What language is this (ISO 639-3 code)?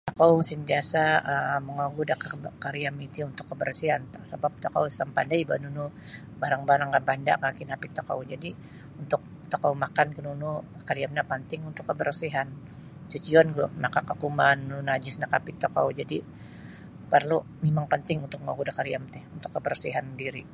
bsy